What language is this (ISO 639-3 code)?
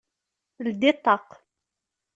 kab